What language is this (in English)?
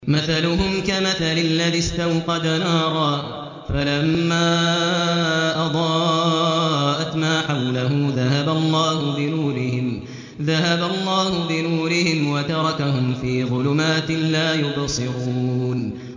Arabic